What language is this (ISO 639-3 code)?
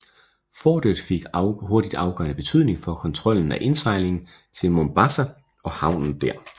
dan